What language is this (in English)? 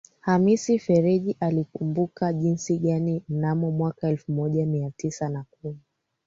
Swahili